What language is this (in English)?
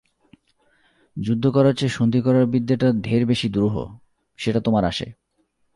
Bangla